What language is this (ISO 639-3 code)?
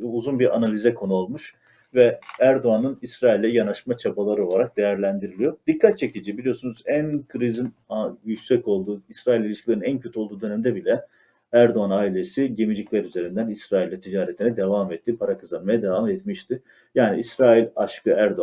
tur